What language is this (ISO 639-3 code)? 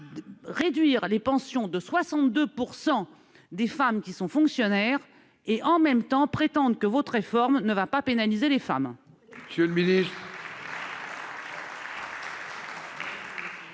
fra